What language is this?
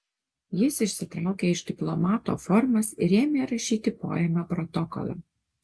Lithuanian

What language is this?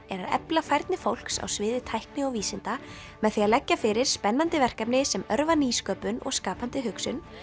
Icelandic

